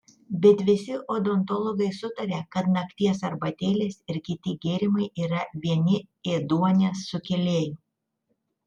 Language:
Lithuanian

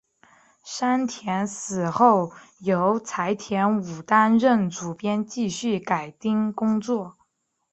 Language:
Chinese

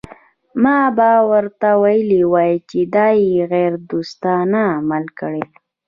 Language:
Pashto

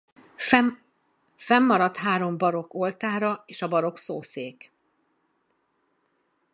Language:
Hungarian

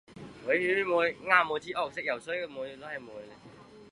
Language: Chinese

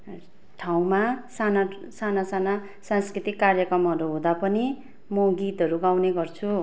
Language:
Nepali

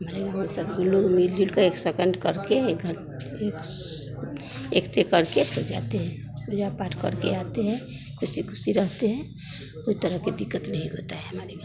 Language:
Hindi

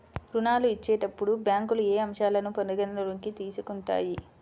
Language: Telugu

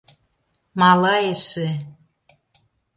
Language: Mari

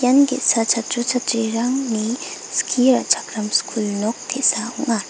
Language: Garo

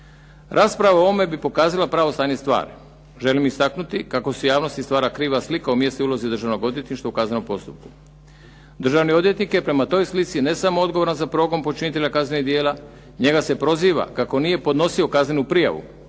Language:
Croatian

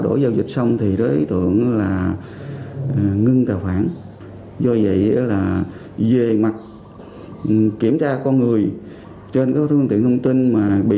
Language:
Vietnamese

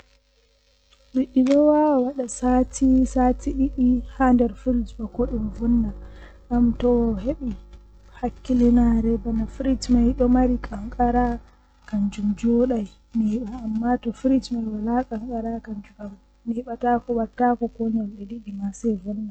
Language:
Western Niger Fulfulde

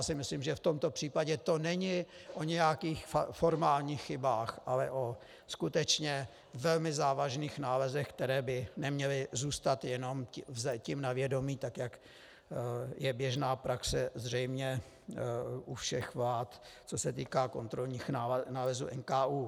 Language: Czech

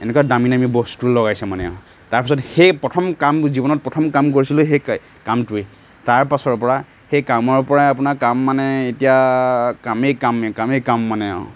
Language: Assamese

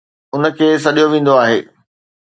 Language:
Sindhi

